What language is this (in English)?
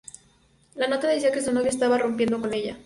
Spanish